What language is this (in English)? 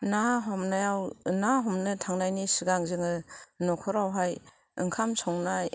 Bodo